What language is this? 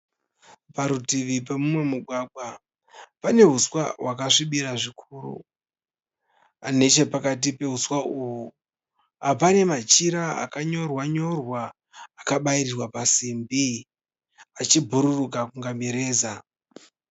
Shona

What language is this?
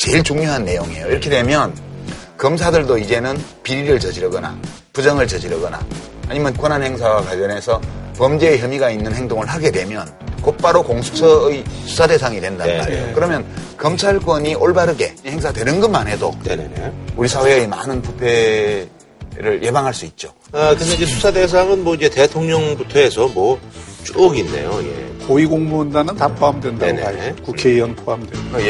Korean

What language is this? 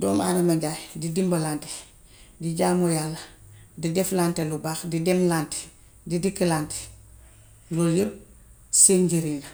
Gambian Wolof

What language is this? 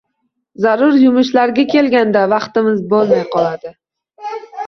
Uzbek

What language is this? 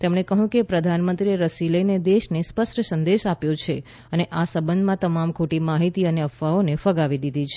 Gujarati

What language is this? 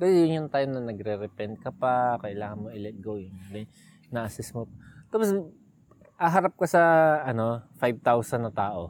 Filipino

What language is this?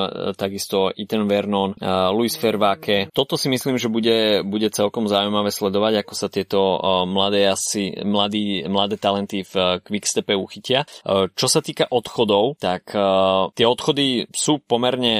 Slovak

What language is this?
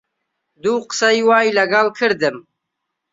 Central Kurdish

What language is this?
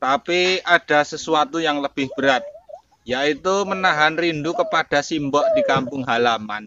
Indonesian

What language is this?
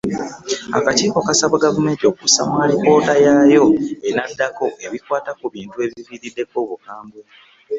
Ganda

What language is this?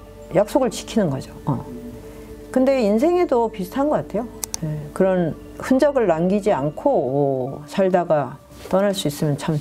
Korean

